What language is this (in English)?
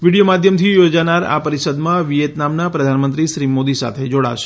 Gujarati